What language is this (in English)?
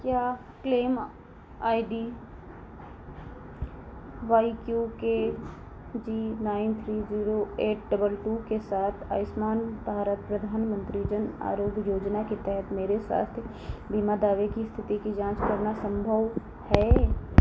Hindi